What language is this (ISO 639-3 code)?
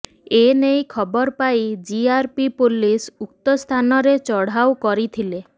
ori